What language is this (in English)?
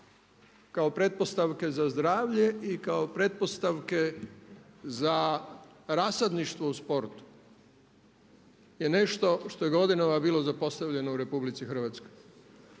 Croatian